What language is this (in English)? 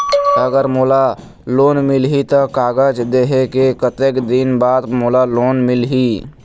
Chhattisgarhi